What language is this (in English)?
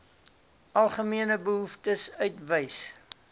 Afrikaans